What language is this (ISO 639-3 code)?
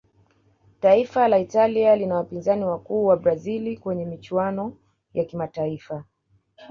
swa